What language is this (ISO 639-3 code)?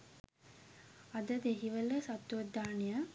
sin